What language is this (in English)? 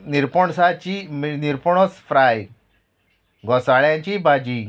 Konkani